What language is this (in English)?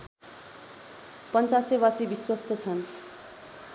Nepali